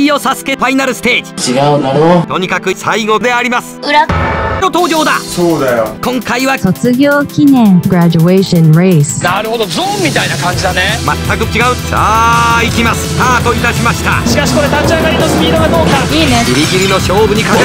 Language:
Japanese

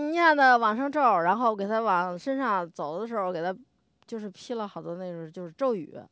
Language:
Chinese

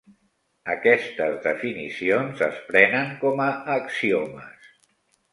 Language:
Catalan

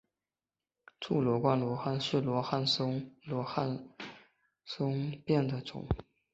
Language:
Chinese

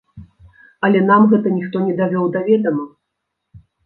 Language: Belarusian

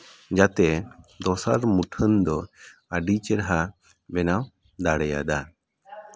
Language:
Santali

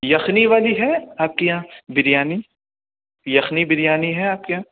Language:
Urdu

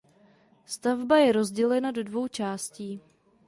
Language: Czech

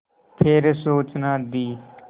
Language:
Hindi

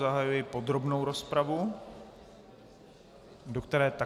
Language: Czech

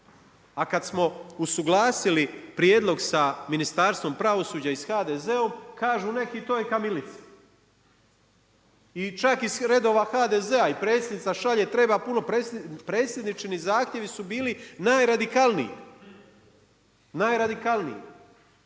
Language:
Croatian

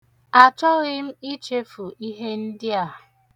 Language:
Igbo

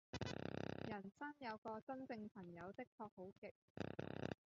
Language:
Cantonese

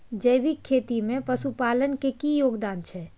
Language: Maithili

